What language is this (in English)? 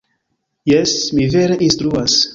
Esperanto